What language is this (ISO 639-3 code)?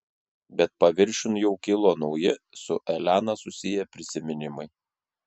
lit